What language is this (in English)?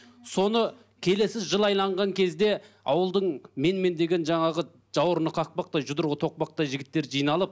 Kazakh